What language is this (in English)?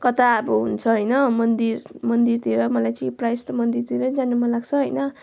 Nepali